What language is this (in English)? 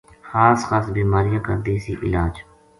Gujari